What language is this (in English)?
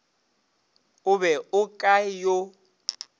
Northern Sotho